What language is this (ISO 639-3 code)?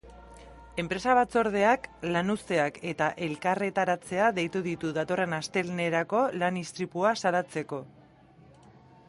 eus